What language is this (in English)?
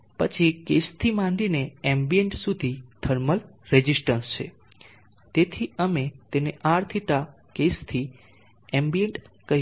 Gujarati